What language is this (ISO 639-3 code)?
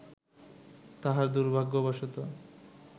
ben